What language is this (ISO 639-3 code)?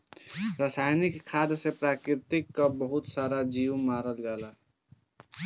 bho